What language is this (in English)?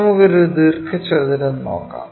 Malayalam